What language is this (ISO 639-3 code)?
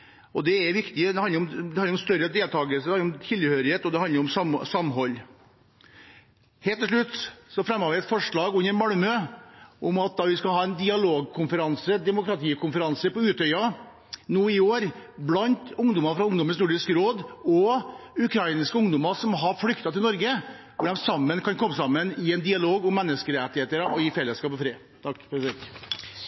nob